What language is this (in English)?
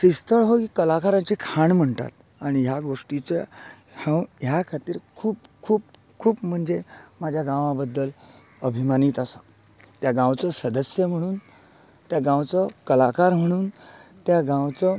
Konkani